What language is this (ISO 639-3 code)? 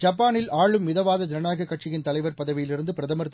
tam